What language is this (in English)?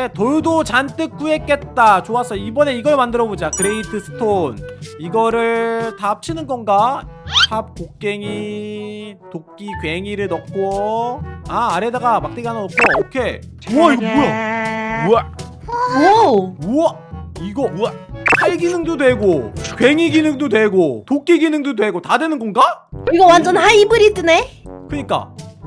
Korean